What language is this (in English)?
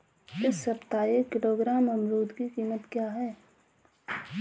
Hindi